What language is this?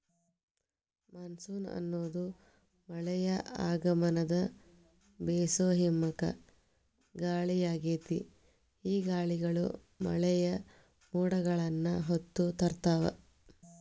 Kannada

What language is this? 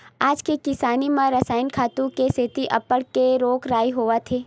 Chhattisgarhi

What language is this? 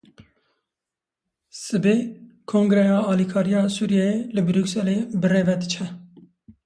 Kurdish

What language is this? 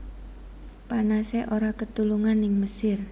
Javanese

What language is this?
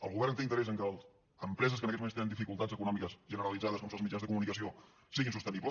Catalan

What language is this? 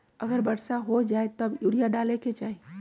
Magahi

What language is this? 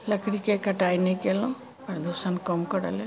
Maithili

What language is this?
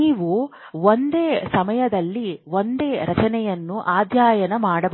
Kannada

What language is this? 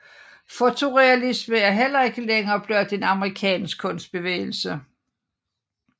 Danish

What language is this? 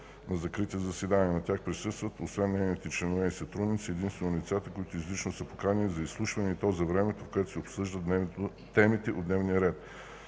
Bulgarian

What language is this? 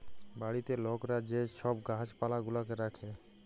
Bangla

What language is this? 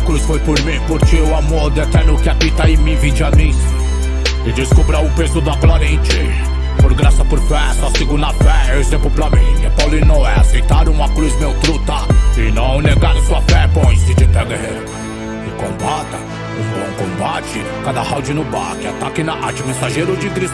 Portuguese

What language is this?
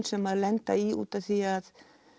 Icelandic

